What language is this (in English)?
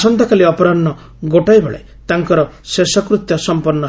Odia